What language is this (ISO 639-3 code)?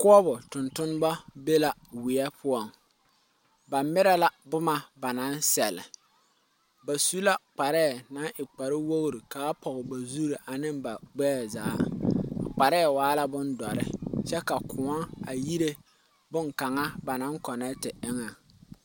dga